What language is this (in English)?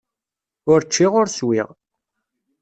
Kabyle